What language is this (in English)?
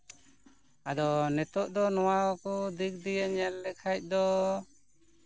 Santali